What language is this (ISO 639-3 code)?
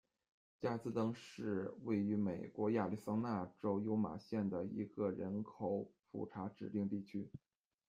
zho